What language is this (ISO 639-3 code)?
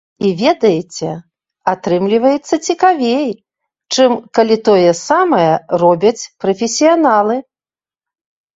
bel